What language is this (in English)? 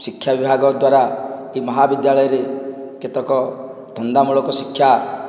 Odia